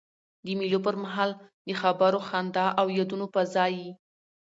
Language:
Pashto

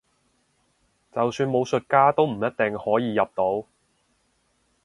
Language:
Cantonese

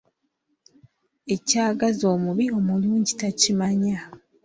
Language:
Ganda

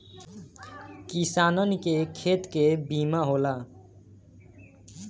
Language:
Bhojpuri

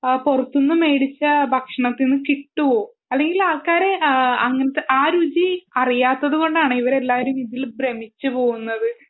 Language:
Malayalam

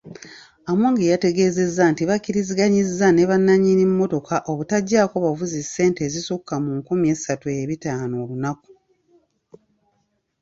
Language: Ganda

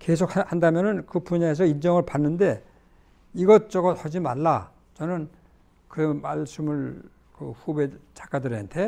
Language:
Korean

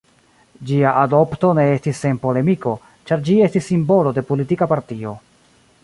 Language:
Esperanto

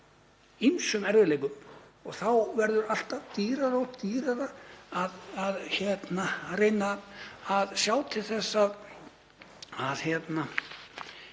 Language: Icelandic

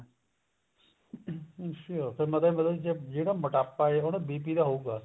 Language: Punjabi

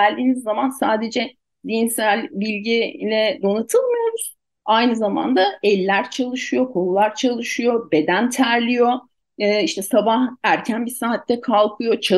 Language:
Turkish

